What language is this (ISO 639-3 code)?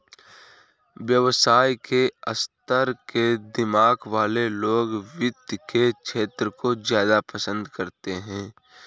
hin